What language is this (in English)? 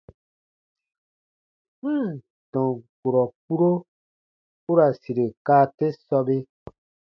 Baatonum